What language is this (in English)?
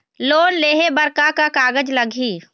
Chhattisgarhi